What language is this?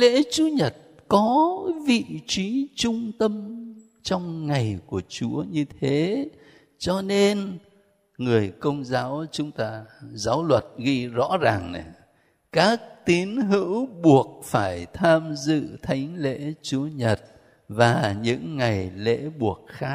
Vietnamese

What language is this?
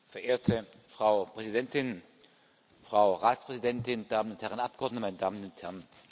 German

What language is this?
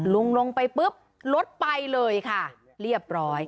Thai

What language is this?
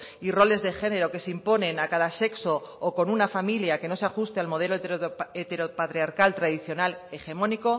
Spanish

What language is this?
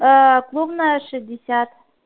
Russian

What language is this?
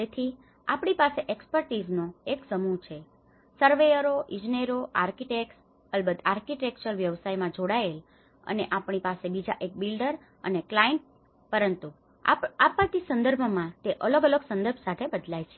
Gujarati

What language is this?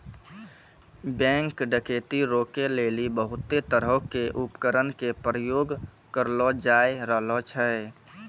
Maithili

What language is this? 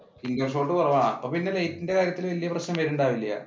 Malayalam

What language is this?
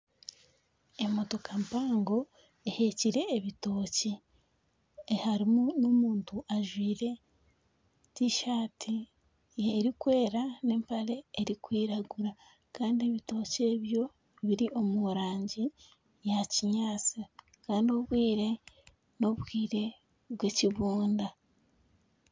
Nyankole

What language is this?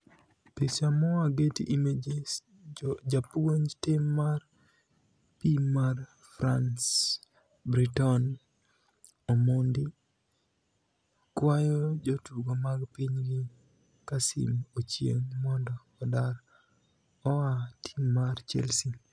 Luo (Kenya and Tanzania)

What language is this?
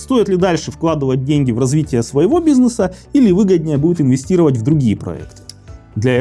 Russian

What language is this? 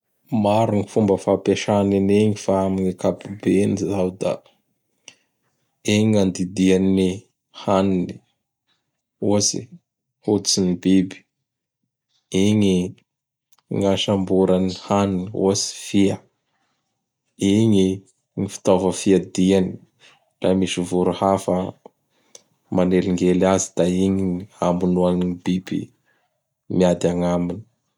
Bara Malagasy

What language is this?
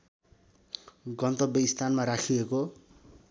Nepali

